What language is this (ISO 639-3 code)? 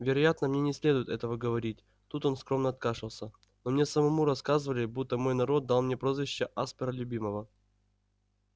rus